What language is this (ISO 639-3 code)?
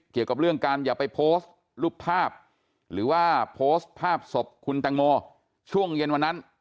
tha